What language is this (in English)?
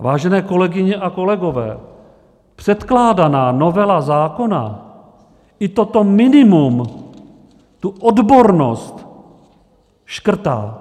Czech